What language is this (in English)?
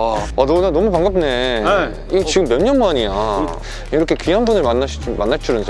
Korean